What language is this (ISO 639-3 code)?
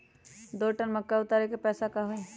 mag